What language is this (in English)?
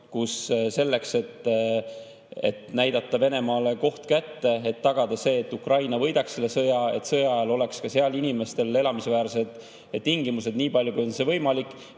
Estonian